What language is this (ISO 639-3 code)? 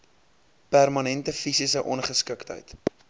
afr